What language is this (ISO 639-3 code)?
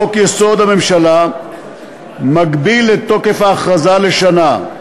heb